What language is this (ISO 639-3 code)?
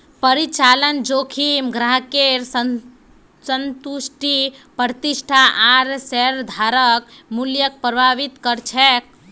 mag